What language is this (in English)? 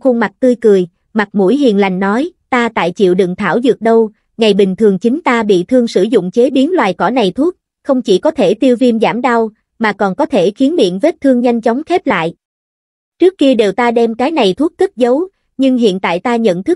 Vietnamese